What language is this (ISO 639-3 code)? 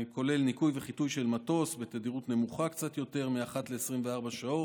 heb